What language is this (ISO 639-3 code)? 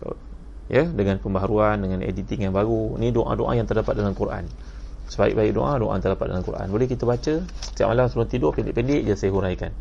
msa